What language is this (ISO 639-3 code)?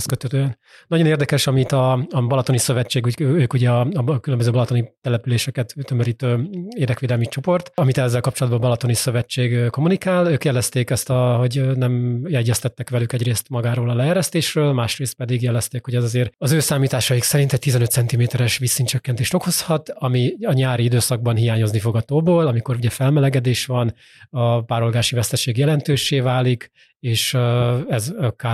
hun